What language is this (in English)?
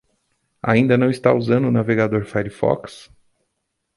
Portuguese